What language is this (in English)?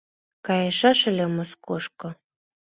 Mari